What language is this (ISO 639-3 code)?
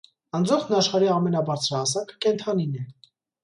hye